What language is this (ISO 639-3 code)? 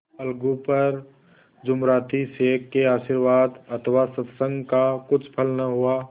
hin